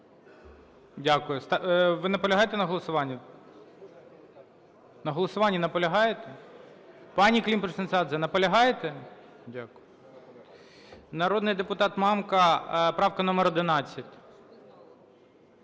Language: Ukrainian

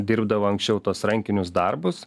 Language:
Lithuanian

